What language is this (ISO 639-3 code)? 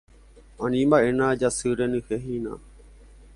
grn